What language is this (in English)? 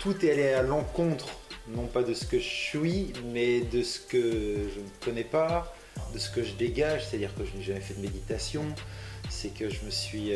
French